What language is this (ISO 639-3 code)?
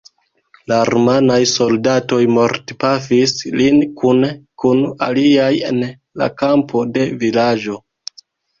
epo